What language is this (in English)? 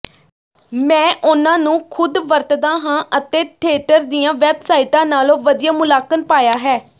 Punjabi